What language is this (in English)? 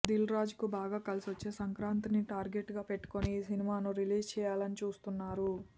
Telugu